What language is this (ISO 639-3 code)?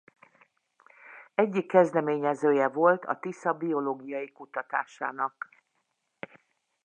hun